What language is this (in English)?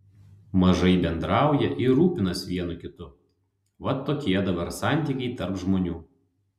Lithuanian